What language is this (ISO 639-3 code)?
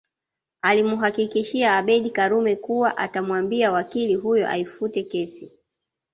swa